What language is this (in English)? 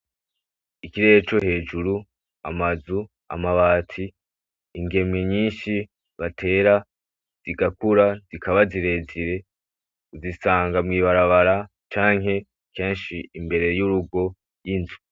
Rundi